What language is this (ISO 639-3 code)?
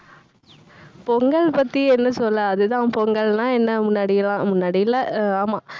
tam